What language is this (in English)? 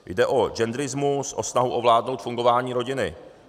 Czech